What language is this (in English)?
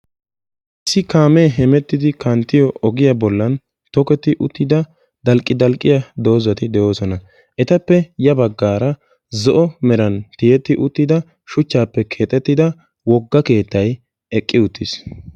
Wolaytta